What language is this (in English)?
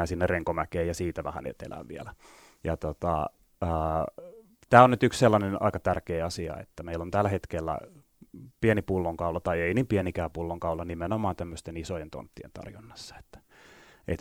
Finnish